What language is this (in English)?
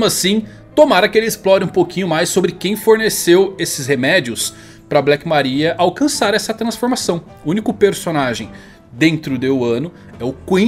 Portuguese